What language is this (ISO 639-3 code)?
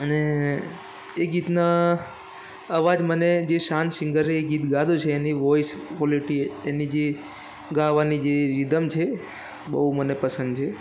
guj